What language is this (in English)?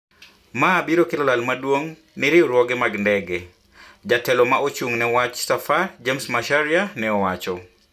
Luo (Kenya and Tanzania)